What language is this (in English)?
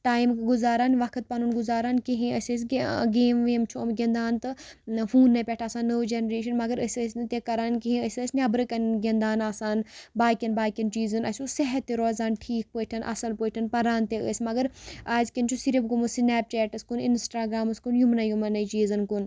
Kashmiri